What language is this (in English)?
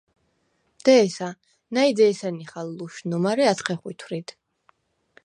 Svan